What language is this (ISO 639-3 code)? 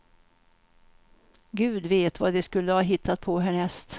swe